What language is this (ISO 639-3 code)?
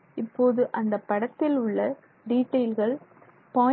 tam